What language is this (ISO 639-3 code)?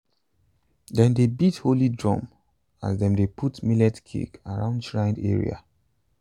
pcm